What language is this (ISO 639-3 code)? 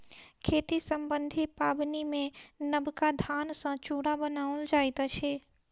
mai